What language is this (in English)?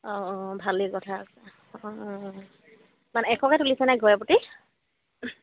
Assamese